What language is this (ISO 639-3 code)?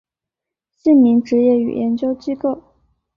zho